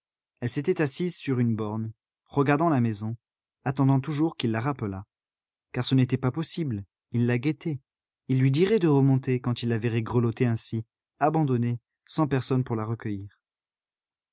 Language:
French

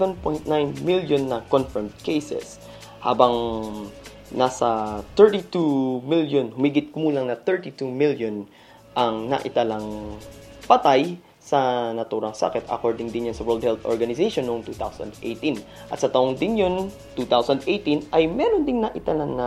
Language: Filipino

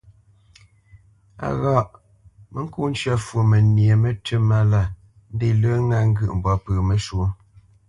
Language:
Bamenyam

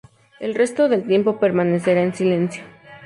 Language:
Spanish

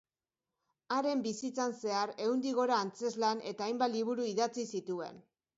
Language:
Basque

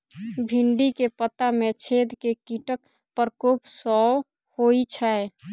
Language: Maithili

